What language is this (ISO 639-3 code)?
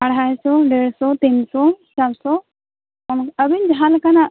sat